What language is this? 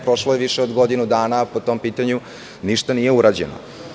Serbian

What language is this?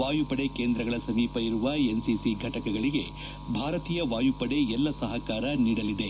Kannada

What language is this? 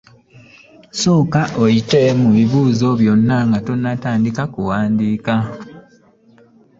Ganda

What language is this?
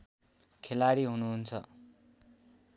Nepali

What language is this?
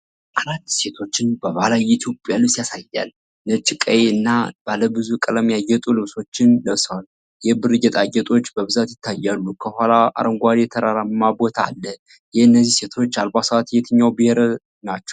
Amharic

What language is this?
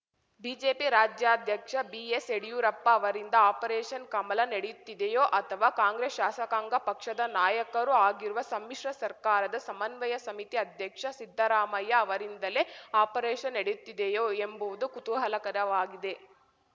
Kannada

